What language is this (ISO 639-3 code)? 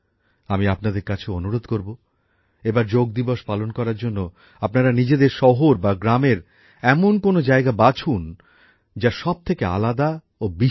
ben